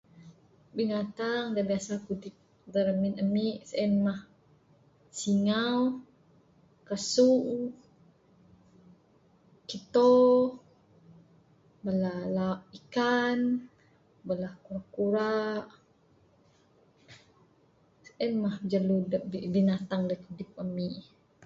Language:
Bukar-Sadung Bidayuh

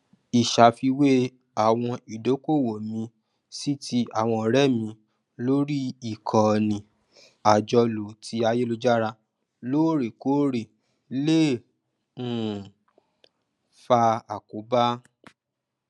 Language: Yoruba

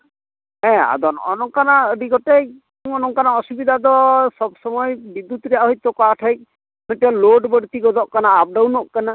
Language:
Santali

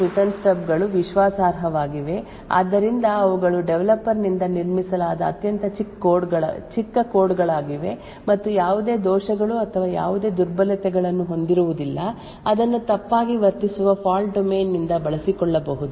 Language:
Kannada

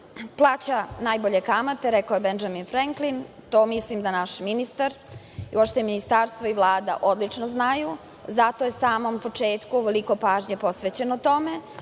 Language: Serbian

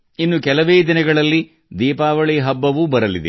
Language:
Kannada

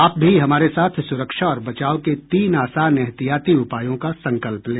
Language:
Hindi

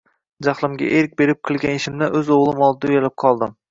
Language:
Uzbek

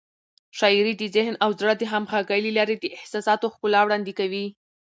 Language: Pashto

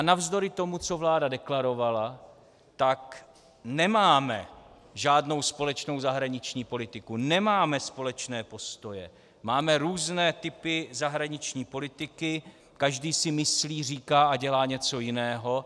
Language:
Czech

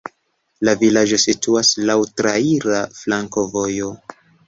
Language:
Esperanto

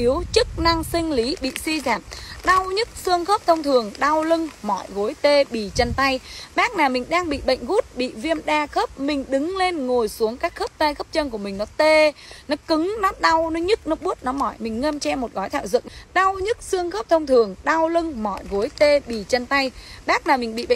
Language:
Vietnamese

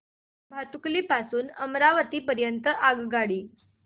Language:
Marathi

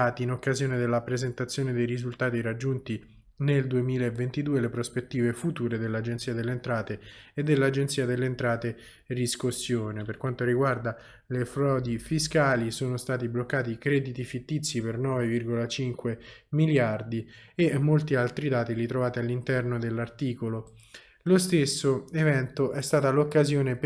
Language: Italian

